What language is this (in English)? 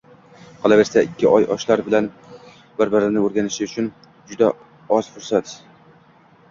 Uzbek